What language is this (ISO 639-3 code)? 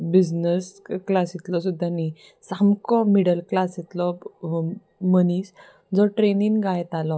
kok